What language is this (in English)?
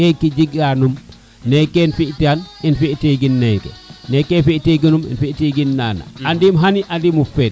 Serer